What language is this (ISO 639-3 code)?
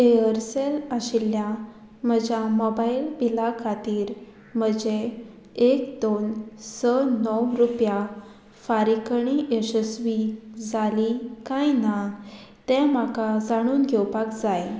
kok